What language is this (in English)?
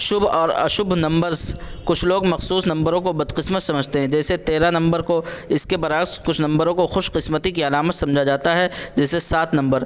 Urdu